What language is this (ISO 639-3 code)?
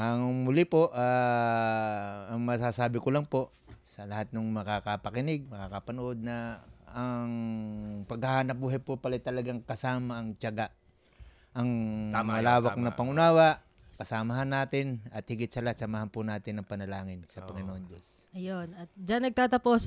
fil